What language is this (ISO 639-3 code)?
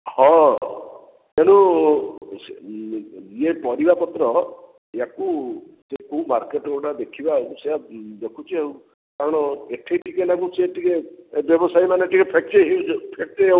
ori